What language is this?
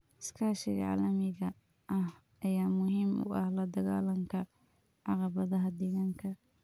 Somali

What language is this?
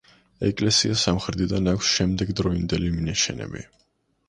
Georgian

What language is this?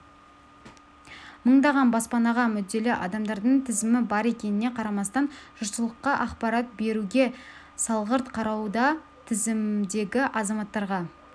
Kazakh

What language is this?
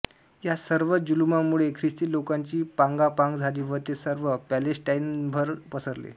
Marathi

